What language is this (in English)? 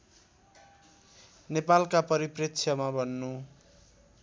Nepali